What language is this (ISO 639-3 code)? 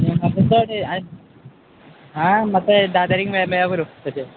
kok